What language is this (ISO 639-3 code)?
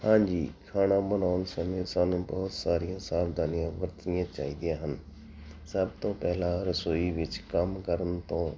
pan